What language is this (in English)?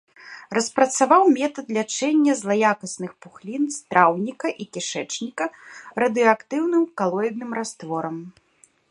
Belarusian